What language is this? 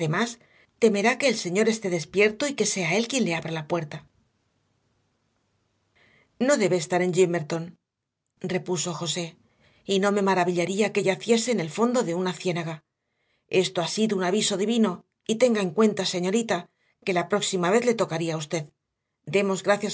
Spanish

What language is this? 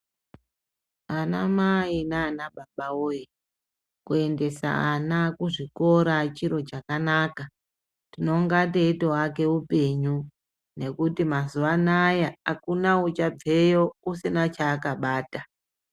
Ndau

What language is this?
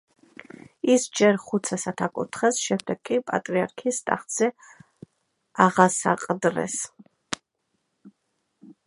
Georgian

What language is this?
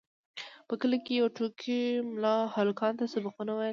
Pashto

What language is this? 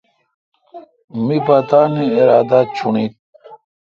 Kalkoti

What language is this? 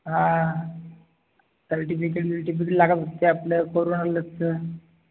Marathi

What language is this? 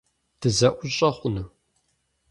Kabardian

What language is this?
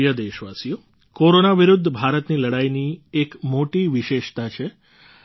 Gujarati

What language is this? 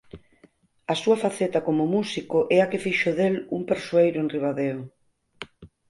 Galician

